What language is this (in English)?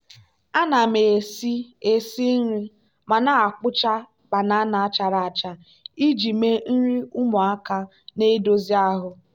Igbo